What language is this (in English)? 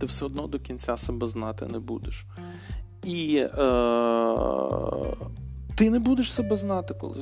Ukrainian